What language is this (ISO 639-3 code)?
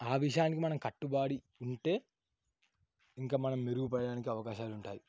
tel